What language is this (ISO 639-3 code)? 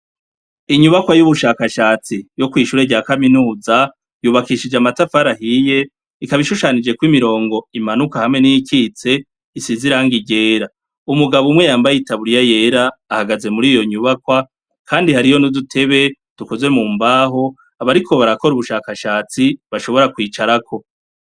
run